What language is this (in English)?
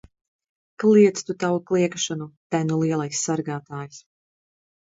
Latvian